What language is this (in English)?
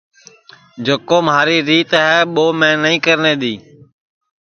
Sansi